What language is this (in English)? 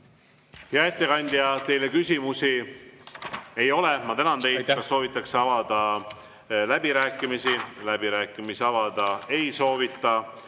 Estonian